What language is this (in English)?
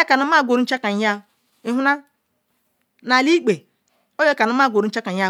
Ikwere